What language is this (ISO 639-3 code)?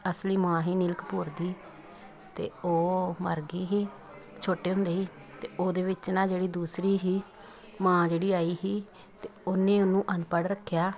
pan